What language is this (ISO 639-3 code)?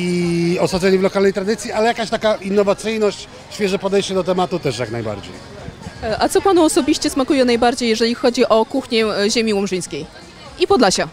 pol